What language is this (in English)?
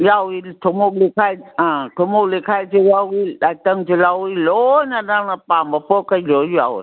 Manipuri